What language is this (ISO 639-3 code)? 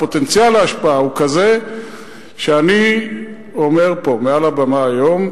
heb